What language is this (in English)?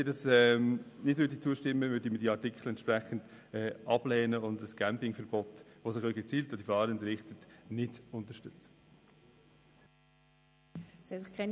Swiss German